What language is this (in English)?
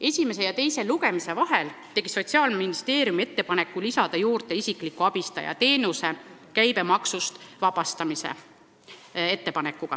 Estonian